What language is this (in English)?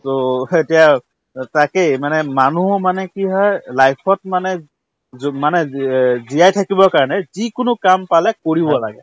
Assamese